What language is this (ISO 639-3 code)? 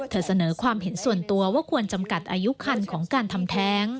tha